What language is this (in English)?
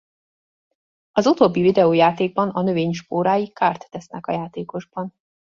Hungarian